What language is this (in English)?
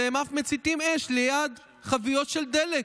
Hebrew